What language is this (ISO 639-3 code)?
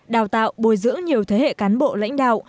vie